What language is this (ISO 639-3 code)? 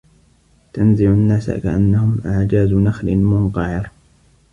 ara